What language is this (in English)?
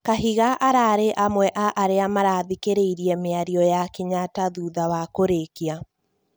Kikuyu